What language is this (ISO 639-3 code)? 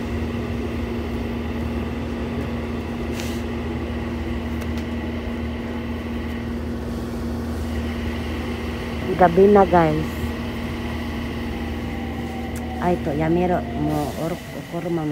jpn